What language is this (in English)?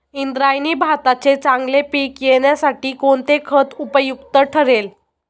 Marathi